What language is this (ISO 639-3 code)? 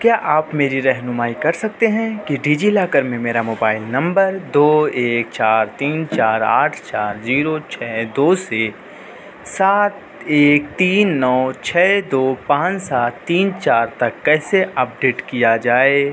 urd